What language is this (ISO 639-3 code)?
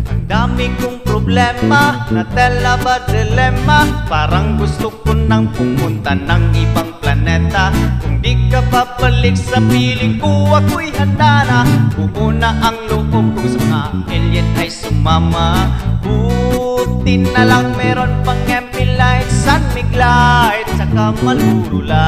tha